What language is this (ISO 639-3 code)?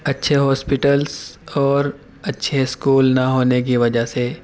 urd